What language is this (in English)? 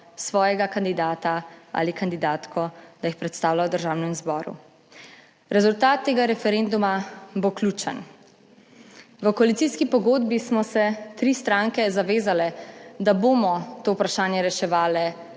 Slovenian